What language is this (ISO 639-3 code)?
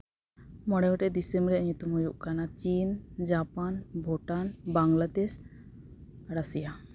sat